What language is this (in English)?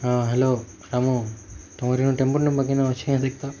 Odia